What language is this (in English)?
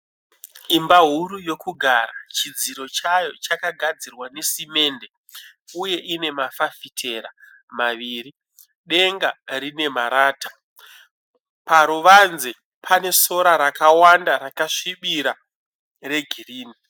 Shona